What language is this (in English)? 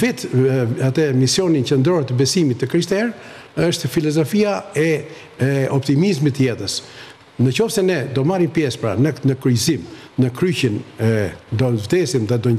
Romanian